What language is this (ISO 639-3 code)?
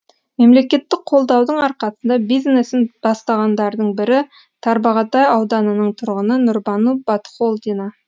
kaz